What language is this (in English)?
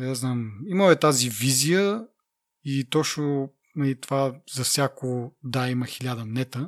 Bulgarian